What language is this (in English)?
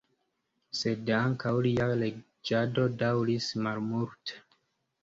Esperanto